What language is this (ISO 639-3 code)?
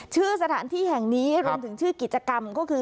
tha